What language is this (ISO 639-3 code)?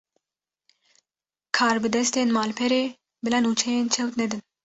kur